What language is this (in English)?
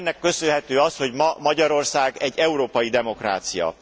Hungarian